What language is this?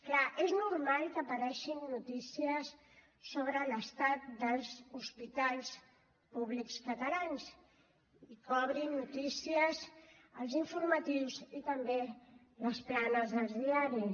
Catalan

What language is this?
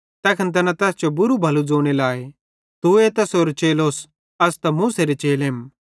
Bhadrawahi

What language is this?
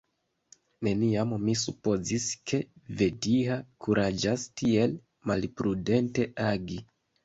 Esperanto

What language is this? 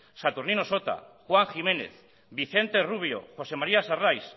Basque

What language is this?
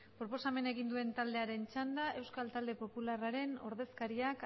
Basque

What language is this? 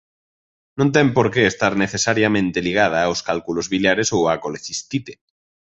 Galician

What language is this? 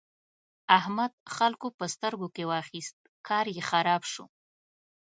Pashto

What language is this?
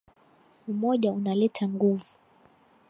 Swahili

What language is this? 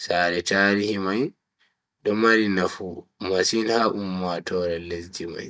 Bagirmi Fulfulde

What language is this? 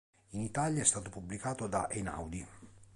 Italian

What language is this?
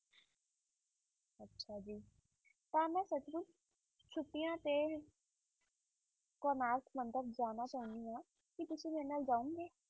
Punjabi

